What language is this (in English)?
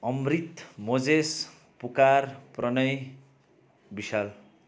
Nepali